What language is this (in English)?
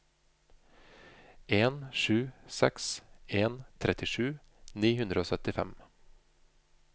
Norwegian